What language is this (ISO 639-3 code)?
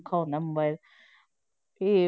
pan